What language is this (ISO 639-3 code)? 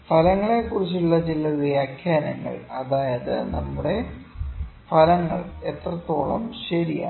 mal